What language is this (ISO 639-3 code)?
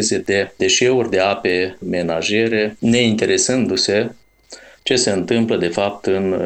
ron